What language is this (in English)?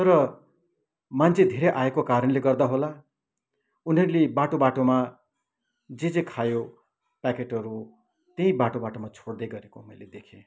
Nepali